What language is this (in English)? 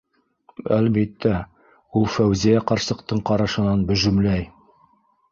Bashkir